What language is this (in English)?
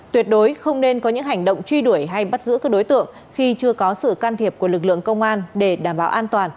Vietnamese